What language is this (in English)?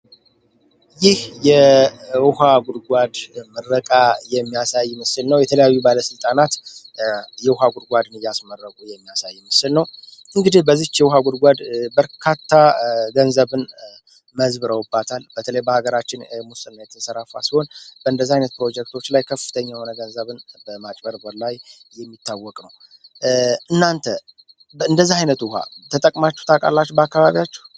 Amharic